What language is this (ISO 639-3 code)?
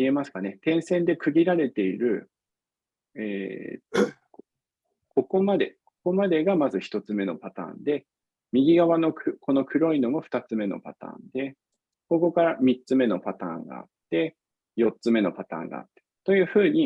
jpn